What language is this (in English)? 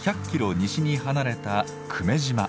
Japanese